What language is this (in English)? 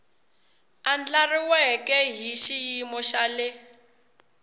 Tsonga